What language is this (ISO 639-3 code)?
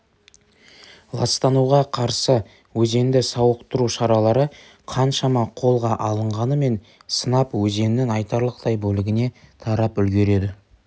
kaz